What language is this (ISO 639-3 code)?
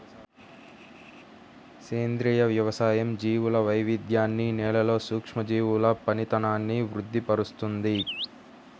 tel